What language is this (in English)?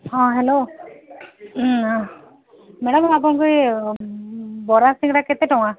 Odia